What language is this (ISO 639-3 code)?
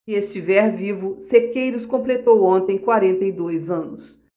por